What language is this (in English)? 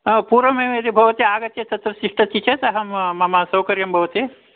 Sanskrit